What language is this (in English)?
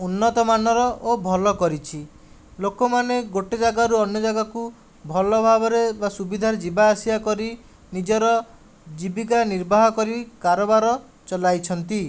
Odia